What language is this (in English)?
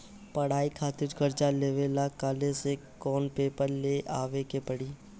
Bhojpuri